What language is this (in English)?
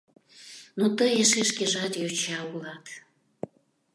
Mari